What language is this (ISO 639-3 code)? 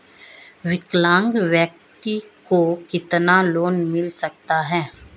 hin